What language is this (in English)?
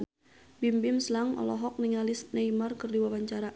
Sundanese